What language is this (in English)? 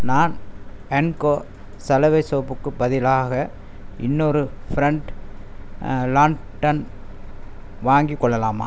Tamil